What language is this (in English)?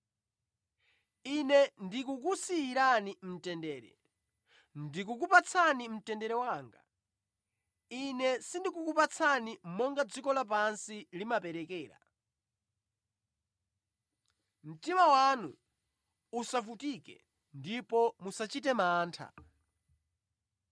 Nyanja